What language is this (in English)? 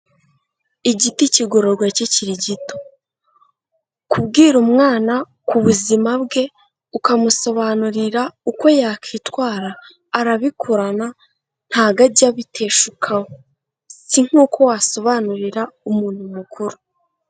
Kinyarwanda